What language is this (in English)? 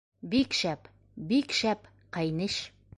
Bashkir